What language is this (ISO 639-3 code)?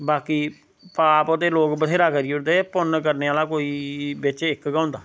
doi